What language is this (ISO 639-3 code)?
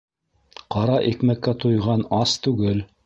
bak